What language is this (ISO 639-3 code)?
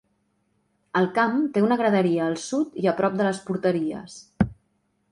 cat